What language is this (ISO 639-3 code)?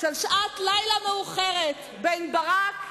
heb